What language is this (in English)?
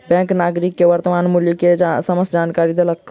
Maithili